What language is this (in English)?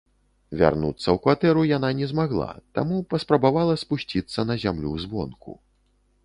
Belarusian